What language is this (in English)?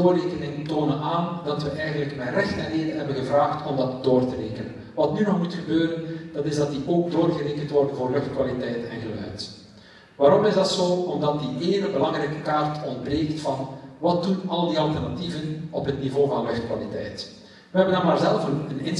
Dutch